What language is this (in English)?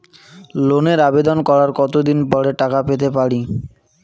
Bangla